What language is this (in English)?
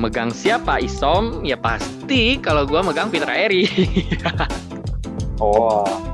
Indonesian